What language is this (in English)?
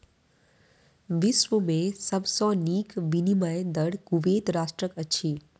Maithili